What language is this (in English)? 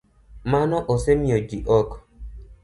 Luo (Kenya and Tanzania)